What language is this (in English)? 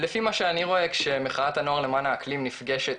Hebrew